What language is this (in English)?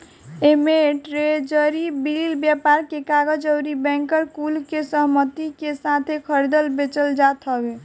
Bhojpuri